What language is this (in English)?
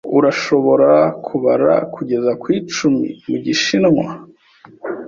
Kinyarwanda